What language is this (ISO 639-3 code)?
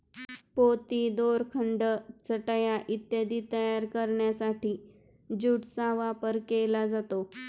mar